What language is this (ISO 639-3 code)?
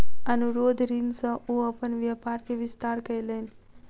mai